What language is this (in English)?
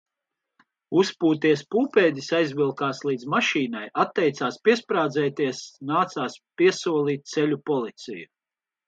Latvian